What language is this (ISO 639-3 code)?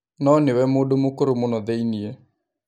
kik